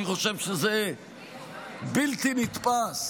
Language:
Hebrew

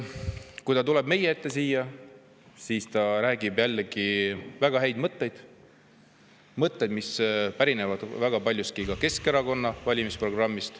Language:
Estonian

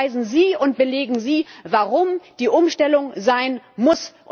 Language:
German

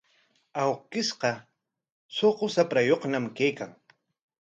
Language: Corongo Ancash Quechua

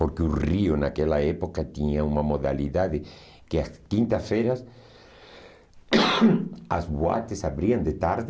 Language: Portuguese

